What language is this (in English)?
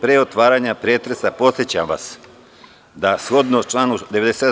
Serbian